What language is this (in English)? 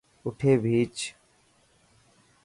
Dhatki